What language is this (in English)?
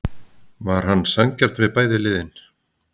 Icelandic